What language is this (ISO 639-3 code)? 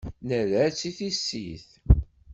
kab